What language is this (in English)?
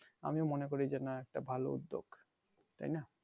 Bangla